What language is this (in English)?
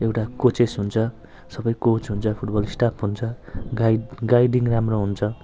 Nepali